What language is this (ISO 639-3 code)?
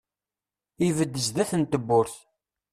kab